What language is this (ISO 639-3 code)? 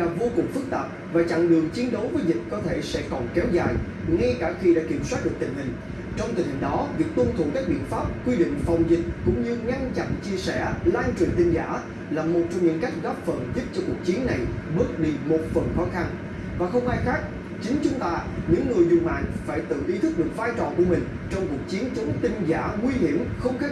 vie